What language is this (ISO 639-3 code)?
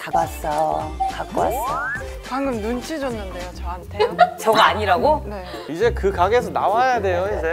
kor